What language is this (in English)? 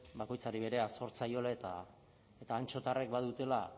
Basque